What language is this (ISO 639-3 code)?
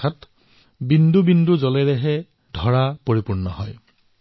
asm